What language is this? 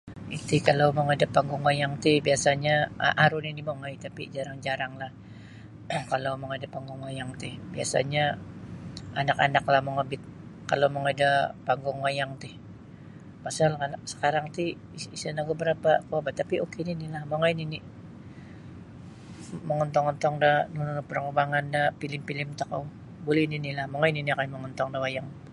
Sabah Bisaya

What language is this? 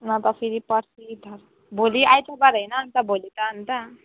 Nepali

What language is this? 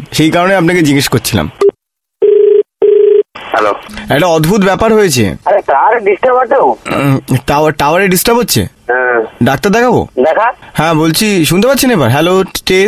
Bangla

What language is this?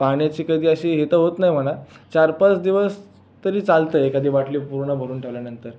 Marathi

